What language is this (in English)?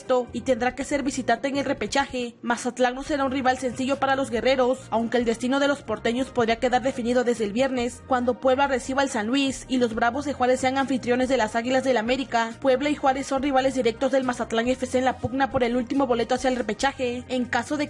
Spanish